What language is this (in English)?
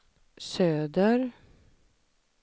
Swedish